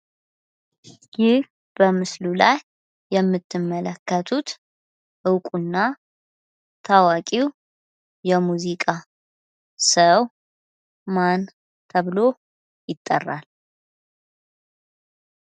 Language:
Amharic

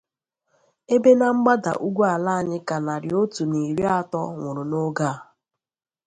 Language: Igbo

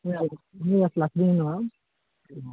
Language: Bodo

